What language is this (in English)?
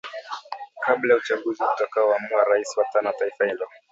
Swahili